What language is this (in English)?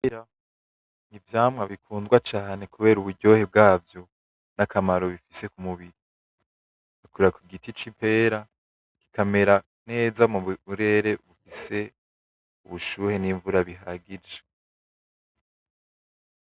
Rundi